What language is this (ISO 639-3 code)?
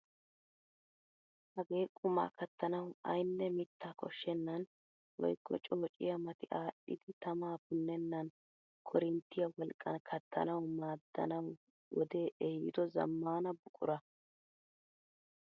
wal